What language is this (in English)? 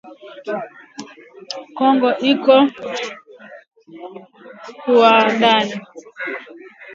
Swahili